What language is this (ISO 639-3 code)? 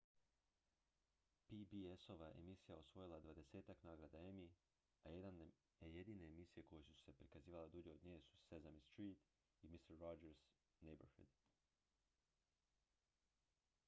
hrv